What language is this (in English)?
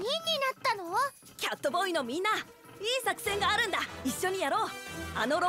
Japanese